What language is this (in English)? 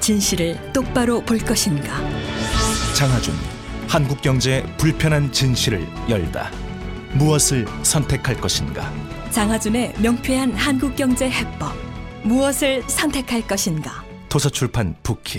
Korean